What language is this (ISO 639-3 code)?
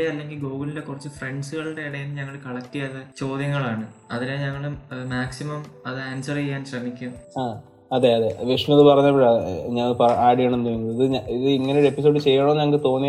mal